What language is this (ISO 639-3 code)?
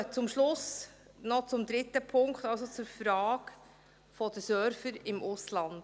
gsw